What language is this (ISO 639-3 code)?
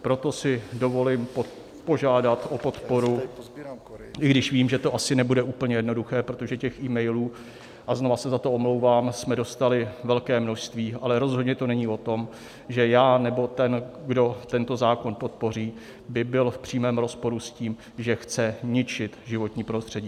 ces